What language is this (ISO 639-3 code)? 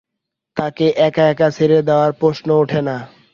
ben